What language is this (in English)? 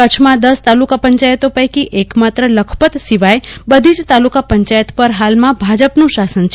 Gujarati